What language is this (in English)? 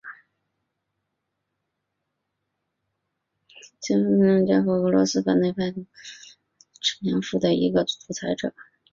Chinese